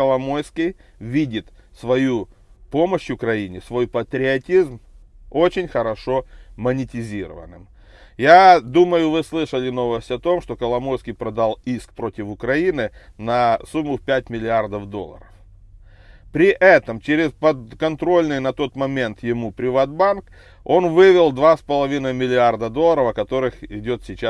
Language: Russian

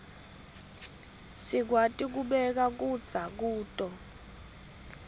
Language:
Swati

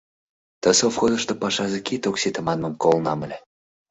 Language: Mari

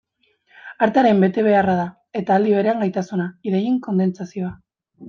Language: Basque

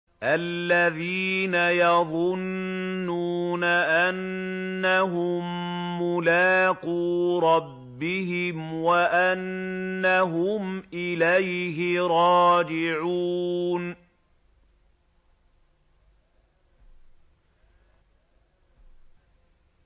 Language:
Arabic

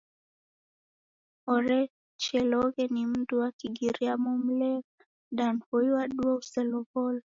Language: Taita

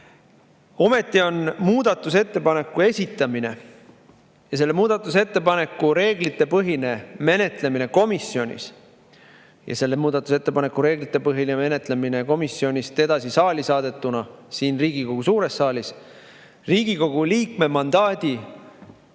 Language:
Estonian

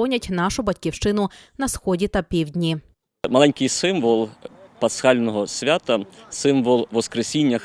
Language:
Ukrainian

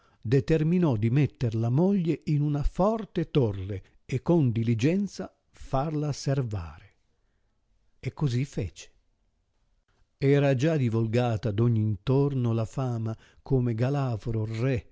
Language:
Italian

